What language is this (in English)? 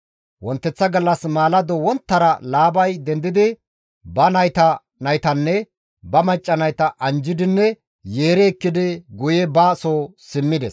Gamo